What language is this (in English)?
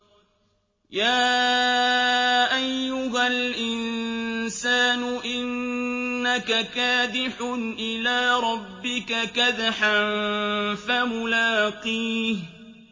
Arabic